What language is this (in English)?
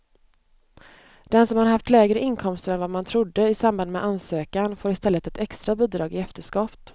Swedish